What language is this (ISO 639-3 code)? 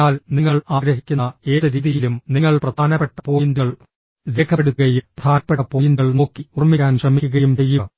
mal